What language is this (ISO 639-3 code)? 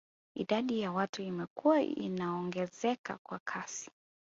swa